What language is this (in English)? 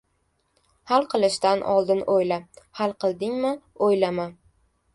Uzbek